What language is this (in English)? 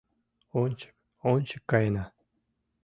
Mari